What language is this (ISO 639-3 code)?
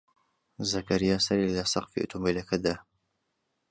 ckb